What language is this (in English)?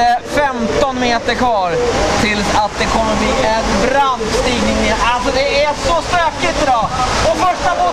Swedish